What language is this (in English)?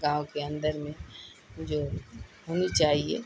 Urdu